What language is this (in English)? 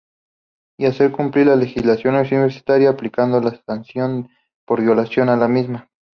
Spanish